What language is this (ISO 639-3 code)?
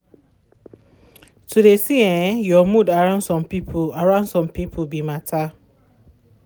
pcm